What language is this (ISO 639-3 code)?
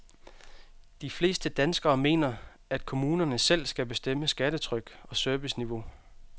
dan